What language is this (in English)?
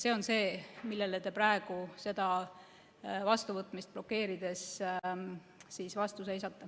Estonian